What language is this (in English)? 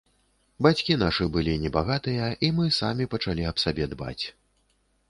Belarusian